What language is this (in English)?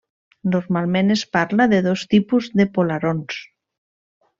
Catalan